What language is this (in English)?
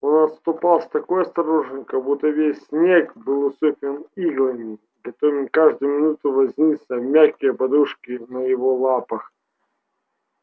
Russian